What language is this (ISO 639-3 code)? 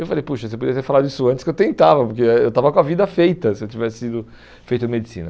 por